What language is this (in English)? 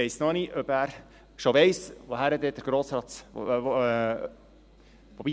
Swiss German